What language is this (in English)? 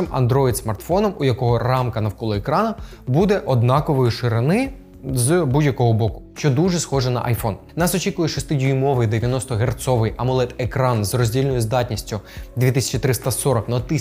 Ukrainian